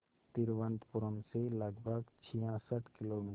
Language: Hindi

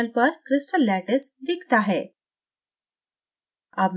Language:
Hindi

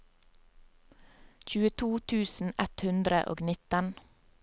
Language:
Norwegian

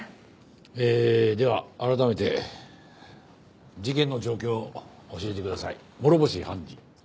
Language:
Japanese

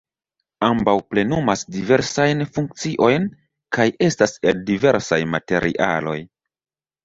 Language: Esperanto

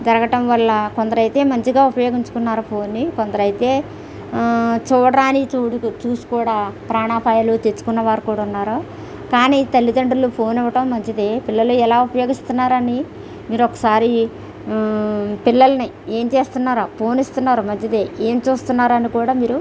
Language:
Telugu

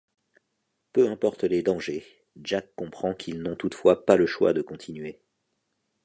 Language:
French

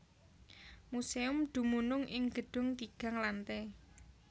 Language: Javanese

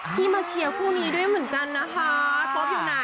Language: Thai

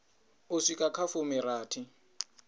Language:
Venda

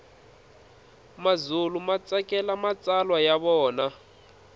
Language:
Tsonga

